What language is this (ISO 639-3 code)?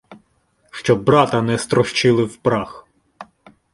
ukr